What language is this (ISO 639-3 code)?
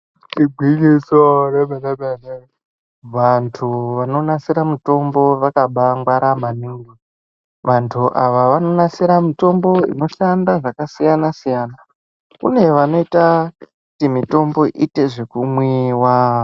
ndc